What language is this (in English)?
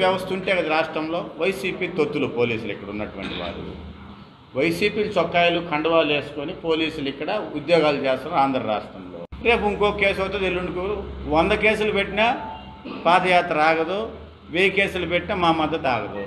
Hindi